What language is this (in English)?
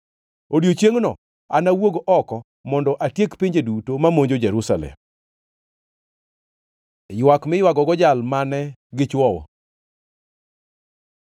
Luo (Kenya and Tanzania)